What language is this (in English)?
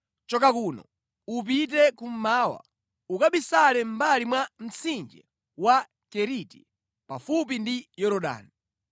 Nyanja